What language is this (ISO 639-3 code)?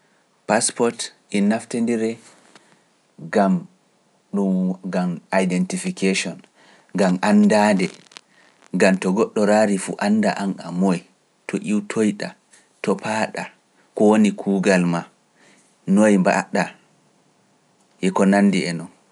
fuf